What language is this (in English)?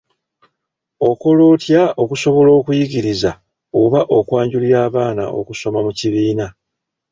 Ganda